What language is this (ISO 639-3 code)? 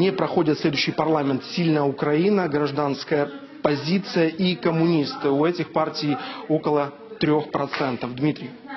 rus